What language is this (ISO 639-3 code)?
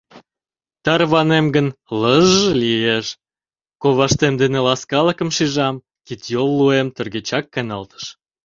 chm